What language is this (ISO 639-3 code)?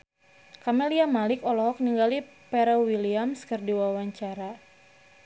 sun